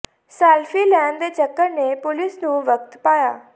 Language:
Punjabi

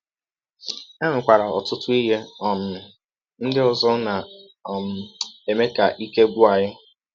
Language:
Igbo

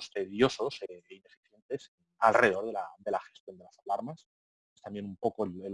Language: Spanish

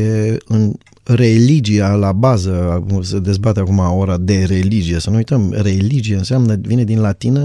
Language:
Romanian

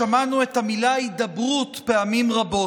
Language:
Hebrew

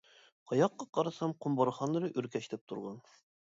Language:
Uyghur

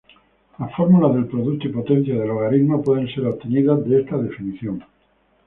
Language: Spanish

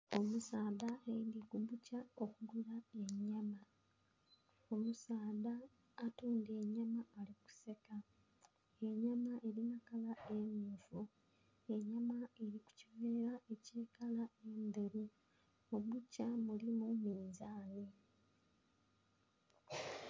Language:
Soga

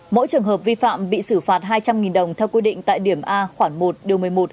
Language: Vietnamese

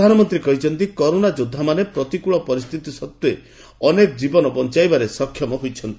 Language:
Odia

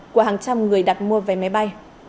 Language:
Vietnamese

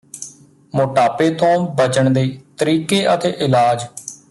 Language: Punjabi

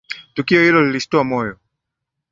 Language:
Swahili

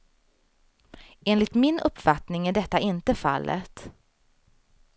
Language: Swedish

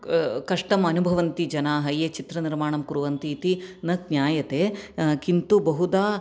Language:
Sanskrit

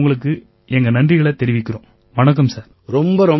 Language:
Tamil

